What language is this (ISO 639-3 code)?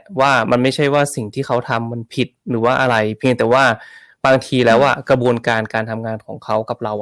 tha